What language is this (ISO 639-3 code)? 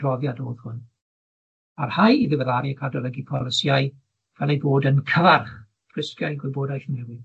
cym